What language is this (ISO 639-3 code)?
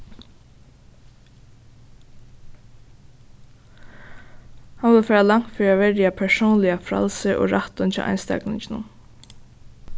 fao